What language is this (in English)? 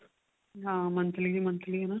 Punjabi